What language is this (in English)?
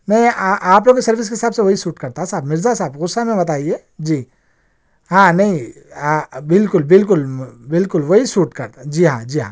Urdu